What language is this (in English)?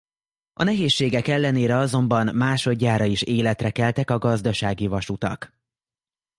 Hungarian